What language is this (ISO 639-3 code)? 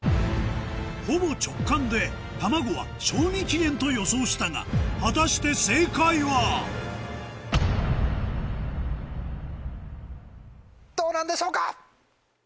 jpn